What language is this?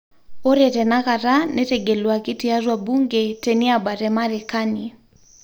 Masai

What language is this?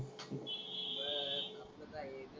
Marathi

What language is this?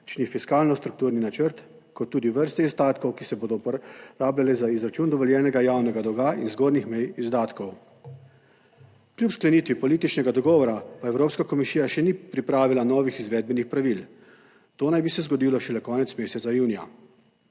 Slovenian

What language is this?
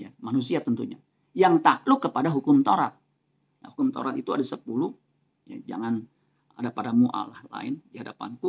Indonesian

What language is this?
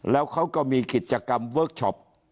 Thai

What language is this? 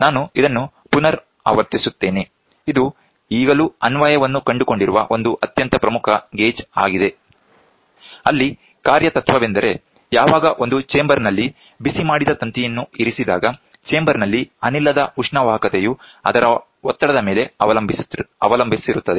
Kannada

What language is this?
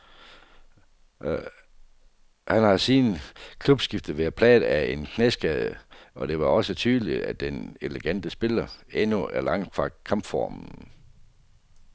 Danish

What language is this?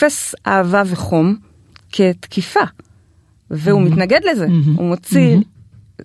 Hebrew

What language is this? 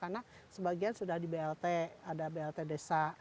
Indonesian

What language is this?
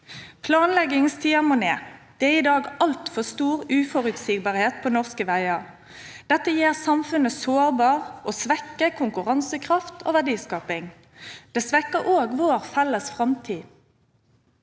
Norwegian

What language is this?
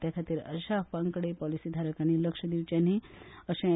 Konkani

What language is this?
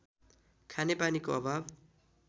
Nepali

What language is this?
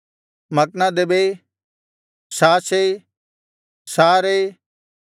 Kannada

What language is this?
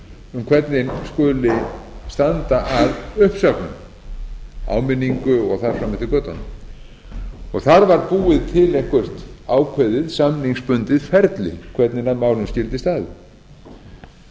Icelandic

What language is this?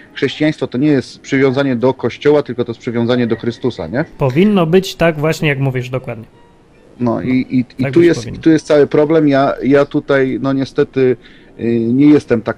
Polish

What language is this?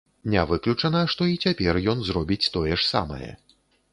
Belarusian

